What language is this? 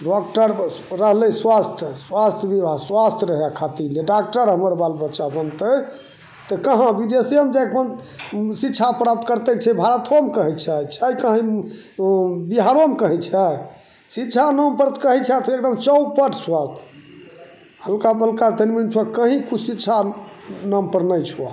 Maithili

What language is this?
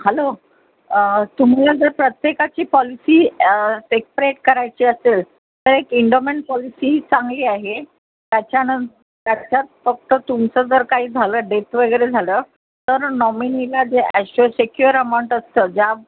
Marathi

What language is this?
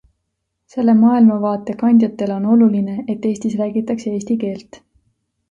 Estonian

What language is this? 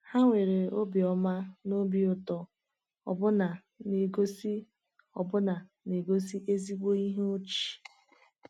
Igbo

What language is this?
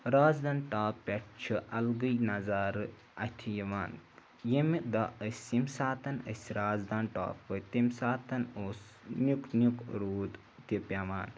Kashmiri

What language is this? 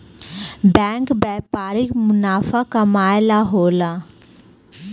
Bhojpuri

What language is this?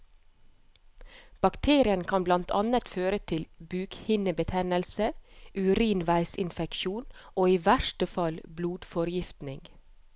Norwegian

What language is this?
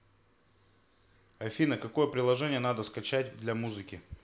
Russian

